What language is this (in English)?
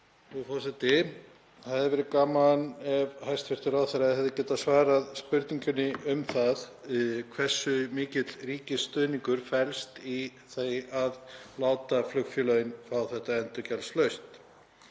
Icelandic